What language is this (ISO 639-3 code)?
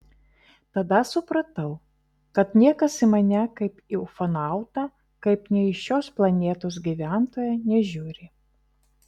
lit